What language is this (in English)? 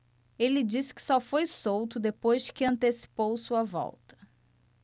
Portuguese